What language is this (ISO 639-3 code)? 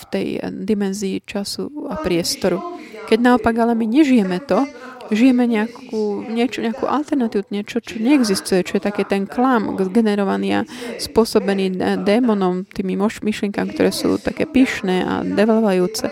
slk